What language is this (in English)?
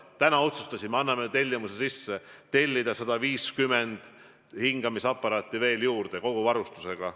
Estonian